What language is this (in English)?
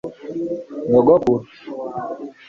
Kinyarwanda